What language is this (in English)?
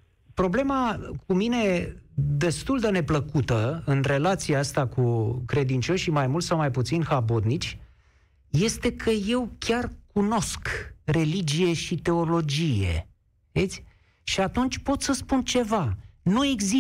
Romanian